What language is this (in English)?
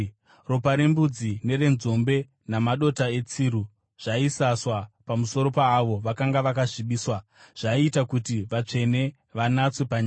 Shona